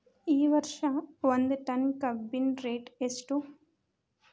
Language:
Kannada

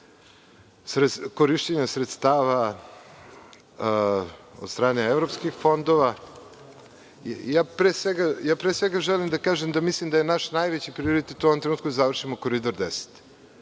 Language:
Serbian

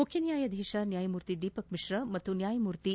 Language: Kannada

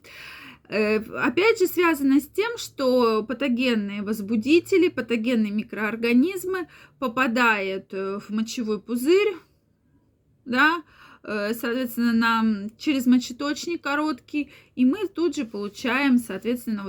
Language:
Russian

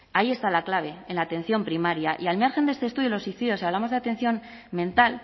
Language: Spanish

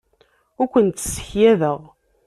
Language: Kabyle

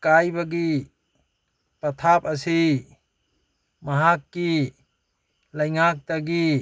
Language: Manipuri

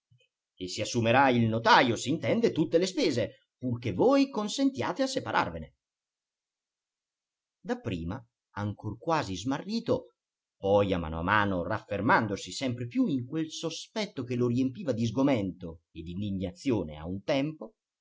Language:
Italian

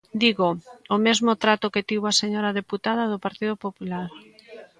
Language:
Galician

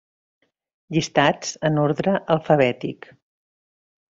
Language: Catalan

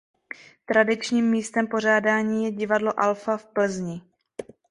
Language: Czech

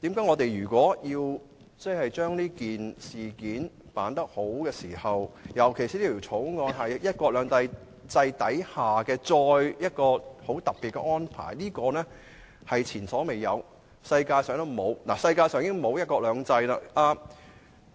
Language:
Cantonese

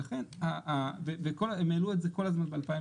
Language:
Hebrew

